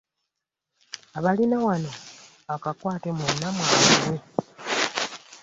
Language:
Ganda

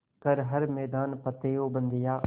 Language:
Hindi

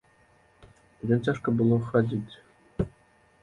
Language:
Belarusian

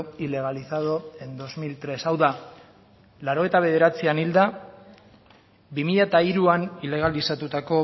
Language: Basque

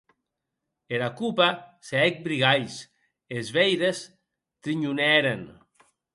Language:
Occitan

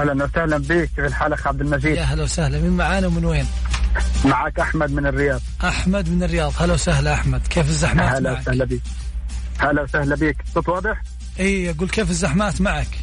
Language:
Arabic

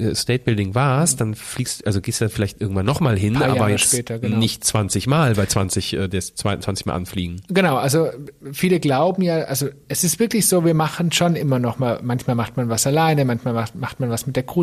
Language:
German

